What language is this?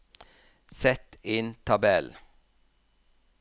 Norwegian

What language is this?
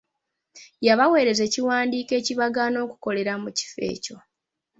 Ganda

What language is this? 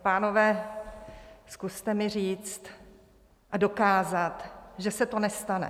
Czech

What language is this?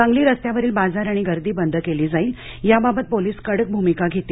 Marathi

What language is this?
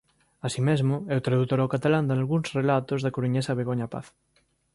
Galician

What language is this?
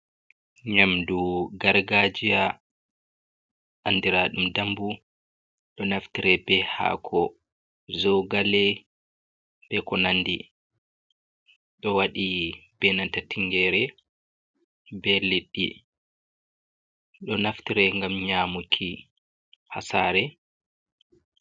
Fula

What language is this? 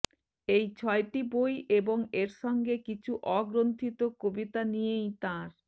Bangla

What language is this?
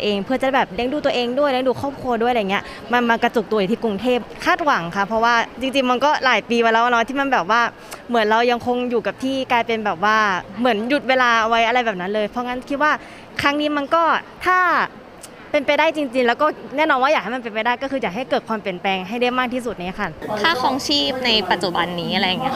Thai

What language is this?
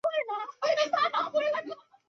Chinese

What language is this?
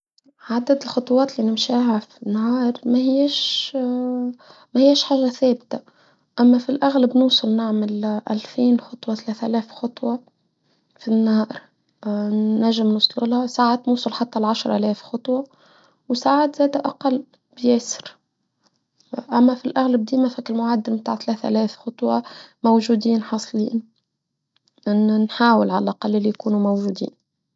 Tunisian Arabic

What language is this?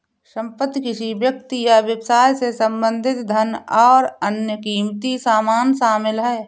Hindi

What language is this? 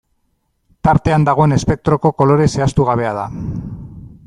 Basque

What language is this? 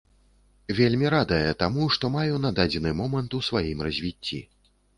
Belarusian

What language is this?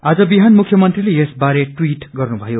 Nepali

